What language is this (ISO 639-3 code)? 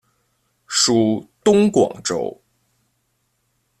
zho